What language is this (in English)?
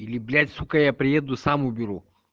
Russian